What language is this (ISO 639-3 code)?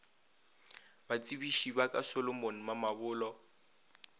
nso